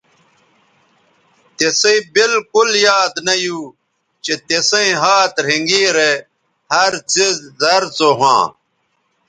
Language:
Bateri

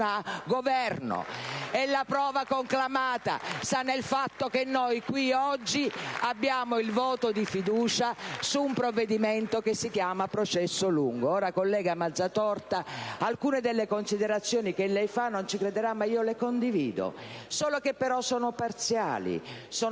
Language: Italian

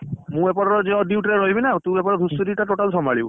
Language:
Odia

